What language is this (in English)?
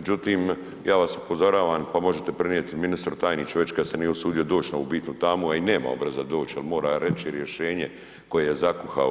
Croatian